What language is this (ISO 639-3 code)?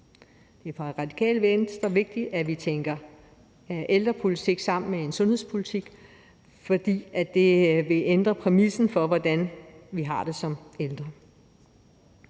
dan